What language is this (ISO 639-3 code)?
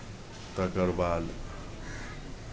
mai